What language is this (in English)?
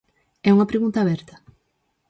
Galician